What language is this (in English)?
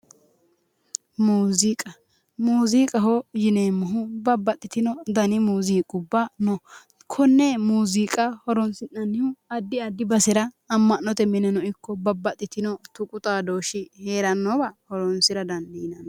Sidamo